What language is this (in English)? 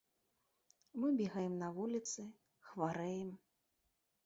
Belarusian